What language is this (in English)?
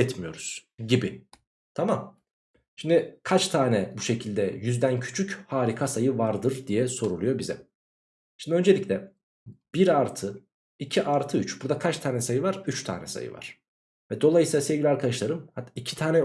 Turkish